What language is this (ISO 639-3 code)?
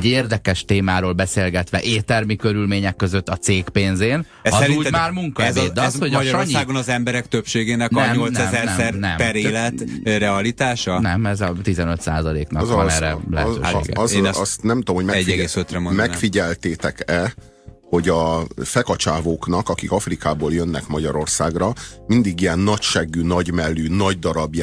hun